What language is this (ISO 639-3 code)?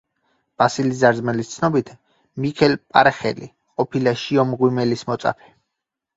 kat